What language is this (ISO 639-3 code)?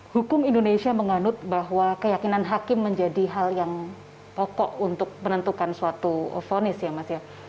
ind